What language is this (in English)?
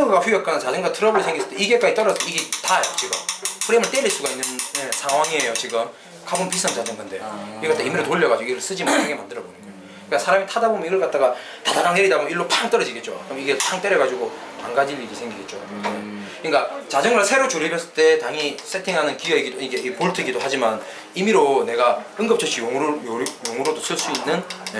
Korean